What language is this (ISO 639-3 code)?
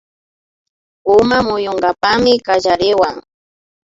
qvi